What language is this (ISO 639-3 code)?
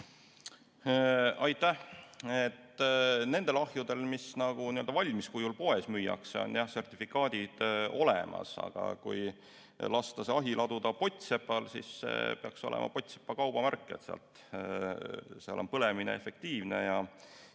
est